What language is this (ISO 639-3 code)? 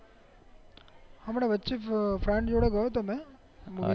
guj